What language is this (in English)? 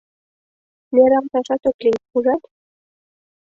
Mari